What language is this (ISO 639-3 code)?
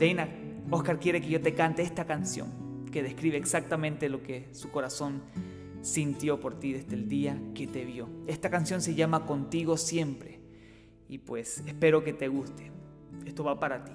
spa